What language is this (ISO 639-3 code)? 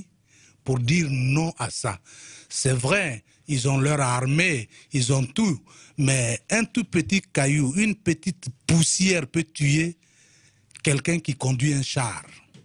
fra